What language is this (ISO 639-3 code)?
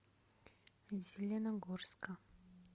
rus